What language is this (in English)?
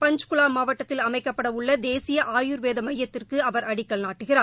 Tamil